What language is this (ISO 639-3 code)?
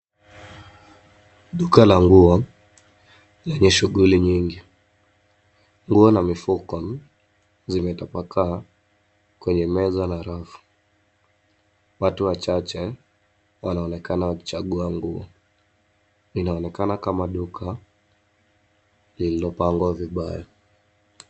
swa